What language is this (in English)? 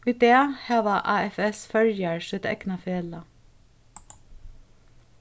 Faroese